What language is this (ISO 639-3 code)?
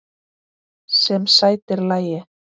isl